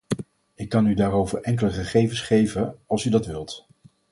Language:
Dutch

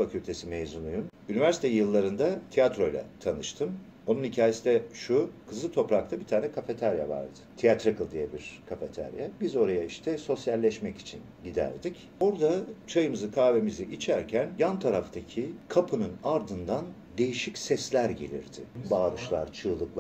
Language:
Turkish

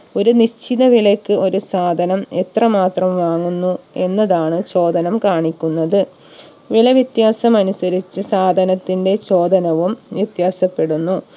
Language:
Malayalam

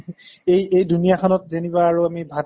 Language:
Assamese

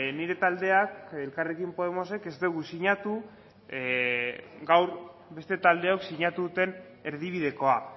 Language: Basque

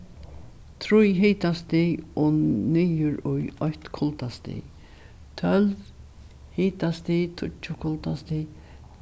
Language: Faroese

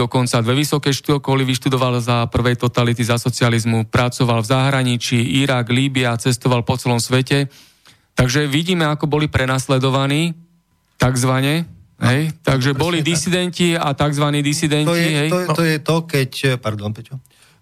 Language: Slovak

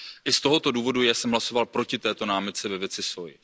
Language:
Czech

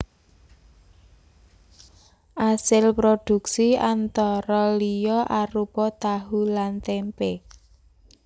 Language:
Javanese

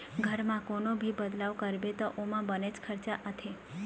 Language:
Chhattisgarhi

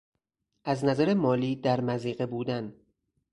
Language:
Persian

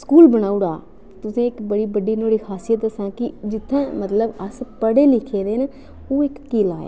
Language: Dogri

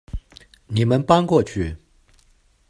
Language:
Chinese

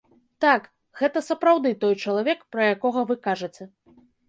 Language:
Belarusian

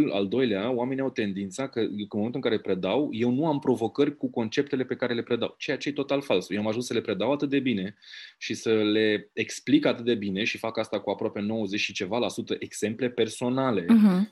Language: Romanian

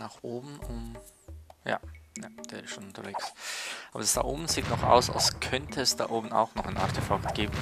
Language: German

